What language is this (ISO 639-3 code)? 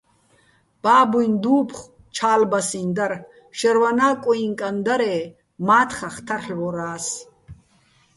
bbl